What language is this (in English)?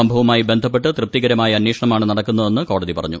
Malayalam